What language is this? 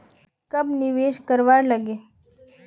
Magahi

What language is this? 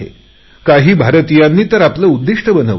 Marathi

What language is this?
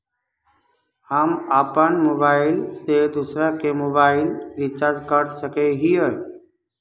Magahi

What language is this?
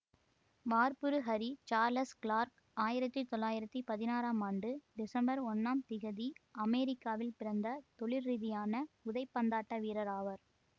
Tamil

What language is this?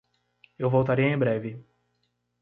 Portuguese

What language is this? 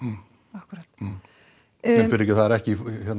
Icelandic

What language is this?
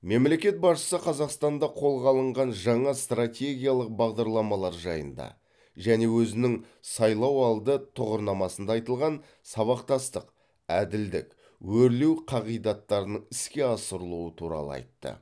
Kazakh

